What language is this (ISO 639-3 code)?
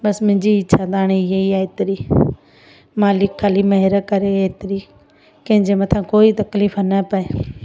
snd